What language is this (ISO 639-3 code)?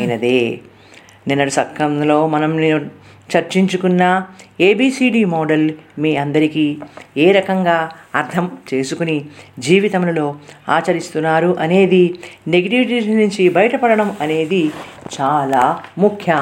tel